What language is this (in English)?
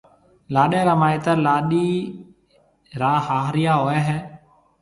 Marwari (Pakistan)